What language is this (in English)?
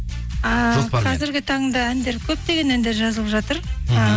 Kazakh